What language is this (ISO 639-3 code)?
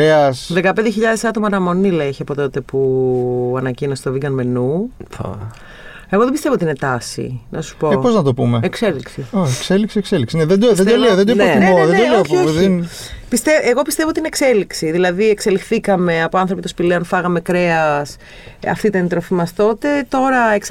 ell